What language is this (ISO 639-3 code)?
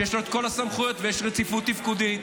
heb